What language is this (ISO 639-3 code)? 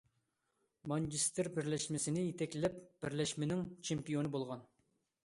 uig